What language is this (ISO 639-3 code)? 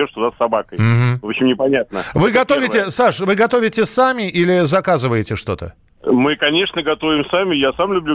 rus